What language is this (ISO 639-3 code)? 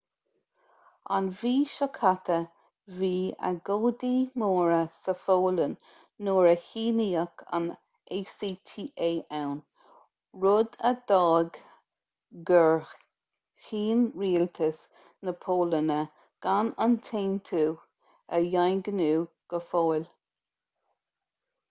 gle